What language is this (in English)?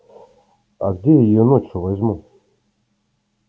Russian